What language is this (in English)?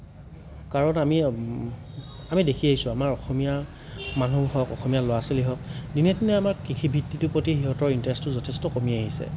Assamese